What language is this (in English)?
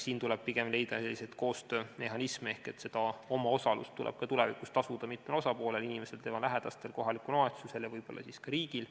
Estonian